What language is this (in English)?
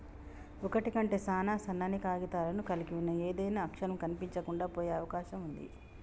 Telugu